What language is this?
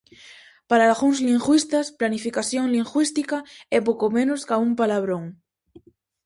Galician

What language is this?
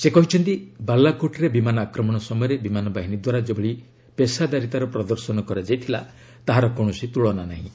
Odia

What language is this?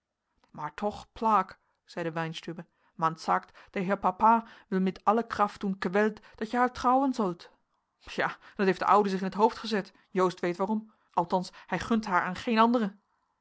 Dutch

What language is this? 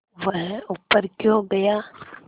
Hindi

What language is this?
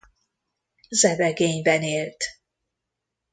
Hungarian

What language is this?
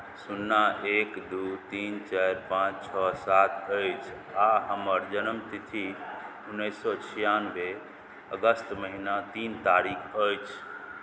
Maithili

